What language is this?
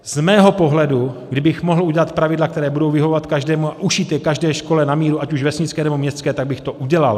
Czech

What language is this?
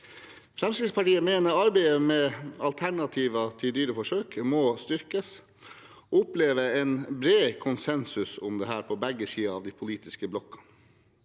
Norwegian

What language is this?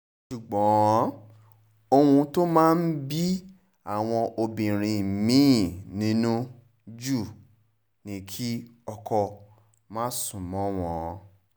Yoruba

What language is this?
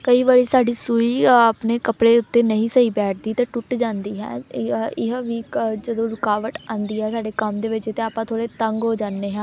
Punjabi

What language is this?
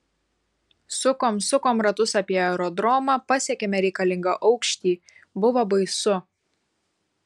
Lithuanian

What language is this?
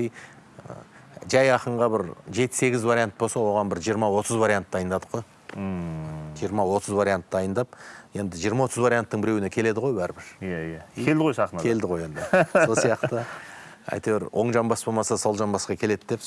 Turkish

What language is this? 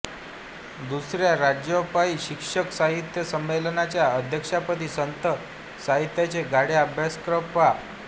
Marathi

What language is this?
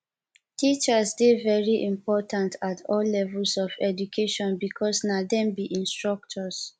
Nigerian Pidgin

